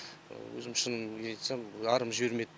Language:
Kazakh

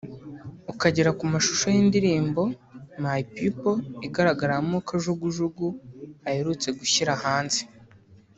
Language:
Kinyarwanda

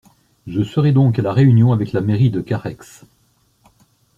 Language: French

